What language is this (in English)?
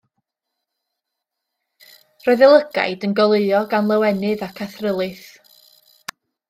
Welsh